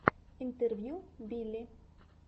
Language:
Russian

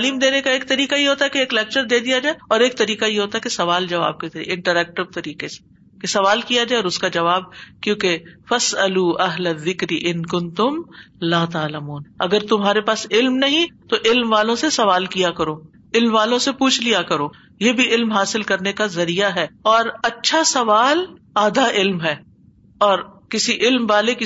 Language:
Urdu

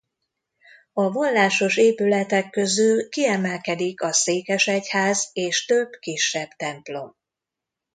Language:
Hungarian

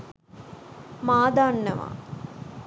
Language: Sinhala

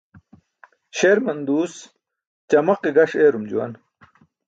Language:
Burushaski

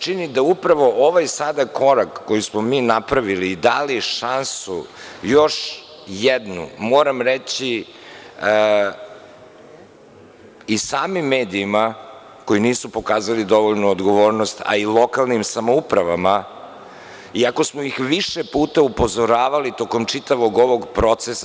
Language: Serbian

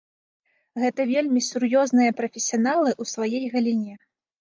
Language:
Belarusian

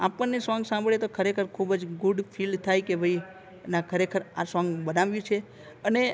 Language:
Gujarati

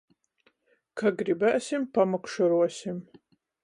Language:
Latgalian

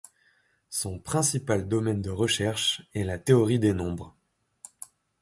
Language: French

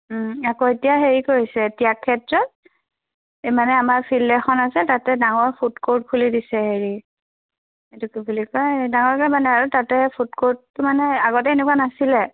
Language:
Assamese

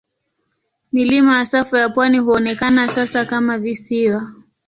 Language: Swahili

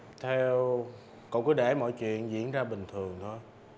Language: Vietnamese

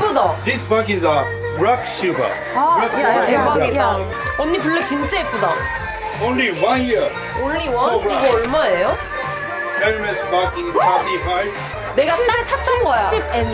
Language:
Korean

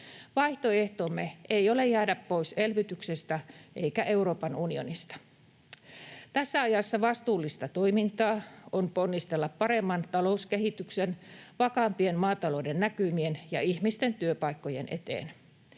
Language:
Finnish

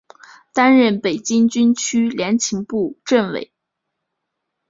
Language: Chinese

